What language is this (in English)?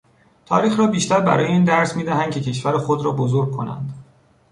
Persian